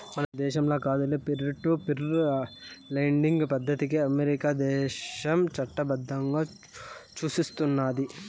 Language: Telugu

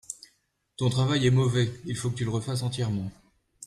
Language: French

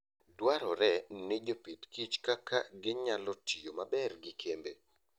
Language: Luo (Kenya and Tanzania)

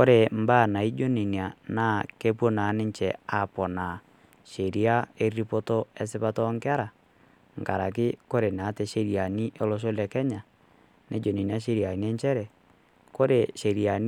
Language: Masai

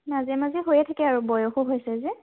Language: Assamese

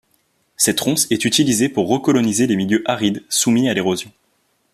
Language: French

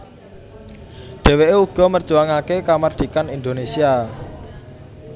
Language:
Javanese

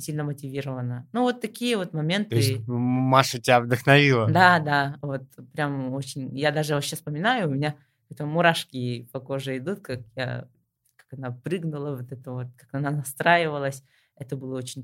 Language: Russian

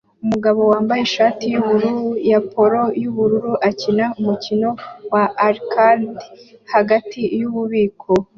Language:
Kinyarwanda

